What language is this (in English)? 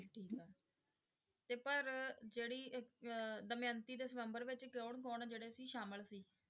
Punjabi